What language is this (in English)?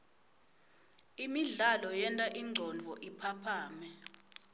Swati